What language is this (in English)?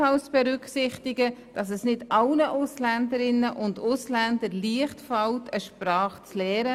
Swiss German